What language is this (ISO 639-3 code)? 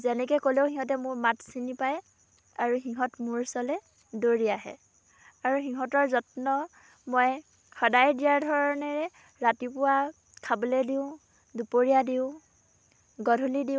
asm